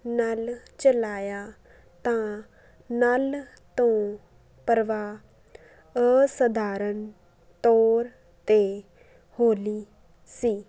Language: Punjabi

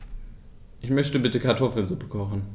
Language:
German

